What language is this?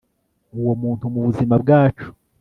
Kinyarwanda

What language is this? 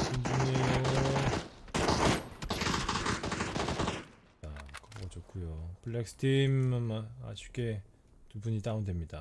Korean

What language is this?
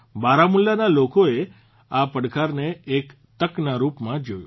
Gujarati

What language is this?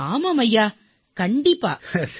Tamil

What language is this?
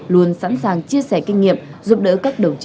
Vietnamese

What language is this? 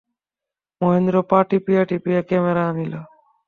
Bangla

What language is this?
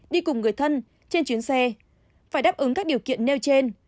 Vietnamese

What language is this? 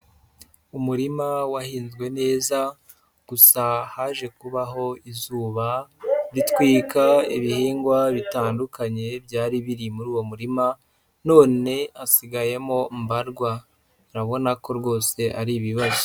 Kinyarwanda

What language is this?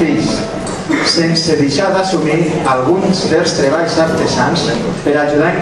Greek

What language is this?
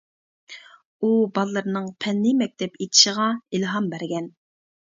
Uyghur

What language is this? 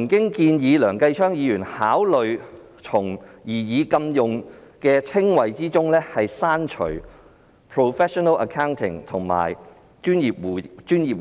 Cantonese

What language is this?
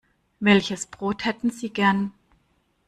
German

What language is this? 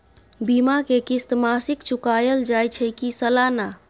Maithili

